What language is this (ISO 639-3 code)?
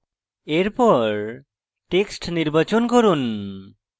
ben